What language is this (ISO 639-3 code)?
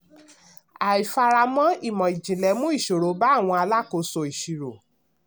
yor